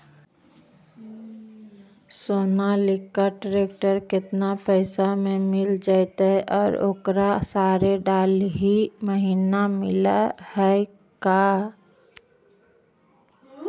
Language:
Magahi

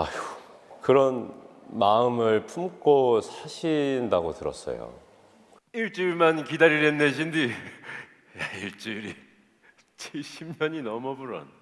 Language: Korean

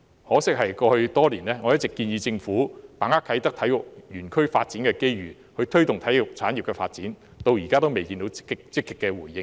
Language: Cantonese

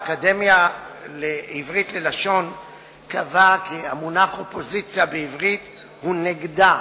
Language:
Hebrew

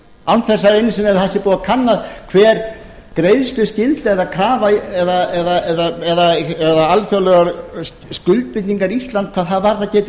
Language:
Icelandic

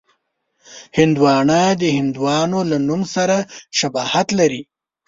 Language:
Pashto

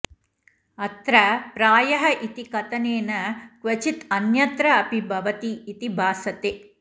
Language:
Sanskrit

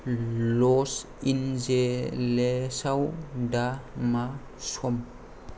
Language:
Bodo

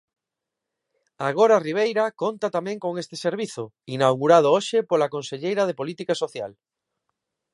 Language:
Galician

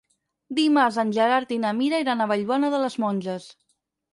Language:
Catalan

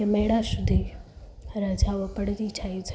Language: Gujarati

